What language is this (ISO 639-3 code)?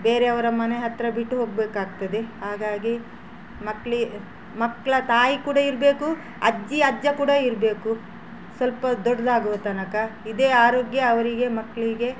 kan